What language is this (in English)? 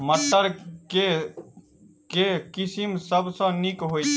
Maithili